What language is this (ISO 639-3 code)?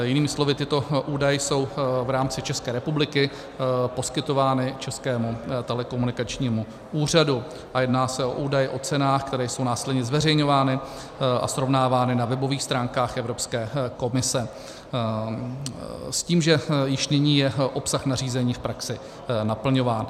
ces